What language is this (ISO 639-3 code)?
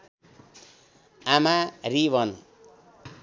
nep